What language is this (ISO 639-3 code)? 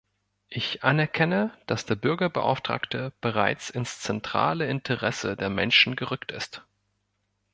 deu